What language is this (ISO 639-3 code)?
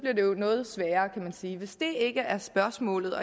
dan